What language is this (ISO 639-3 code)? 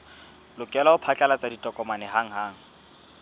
sot